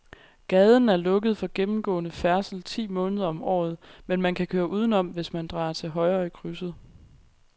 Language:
Danish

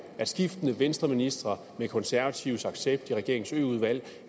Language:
Danish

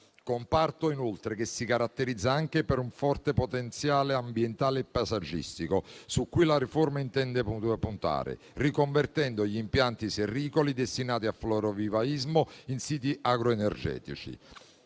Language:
Italian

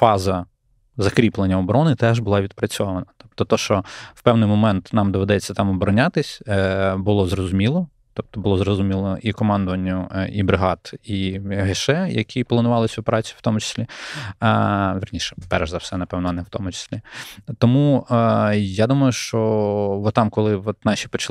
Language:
Ukrainian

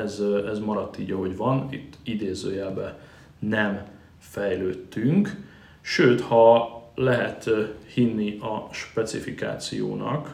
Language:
Hungarian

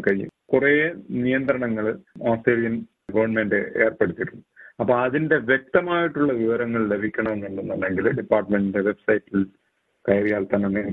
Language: Malayalam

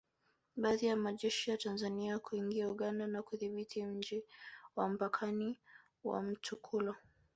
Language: Swahili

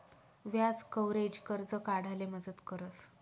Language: Marathi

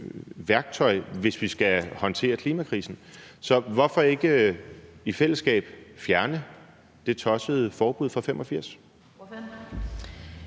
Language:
Danish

